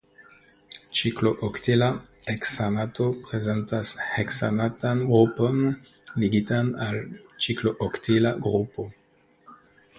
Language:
Esperanto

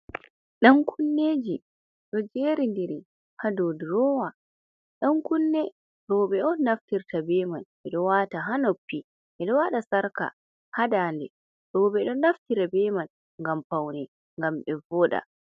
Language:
Fula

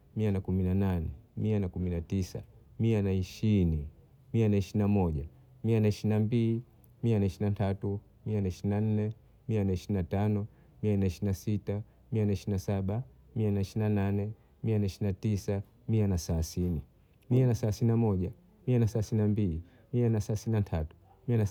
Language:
Bondei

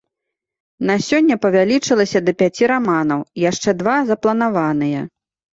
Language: Belarusian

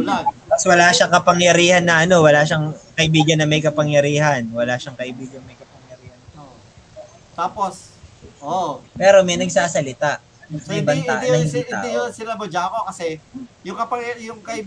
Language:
Filipino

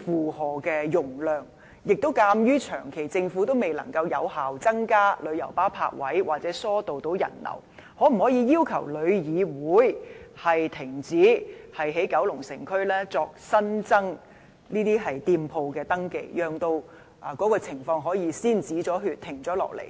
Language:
Cantonese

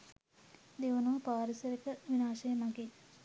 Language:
Sinhala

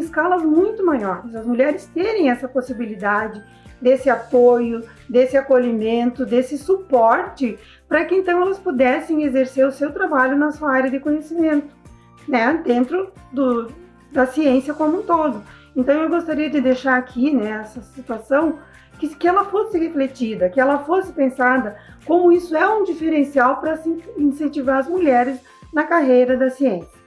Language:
Portuguese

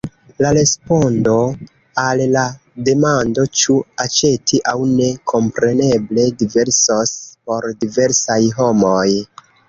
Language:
Esperanto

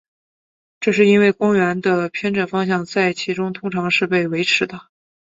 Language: Chinese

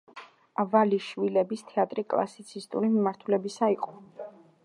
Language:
Georgian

